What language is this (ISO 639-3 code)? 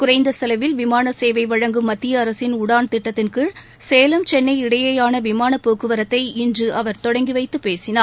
tam